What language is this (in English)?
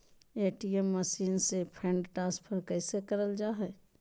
Magahi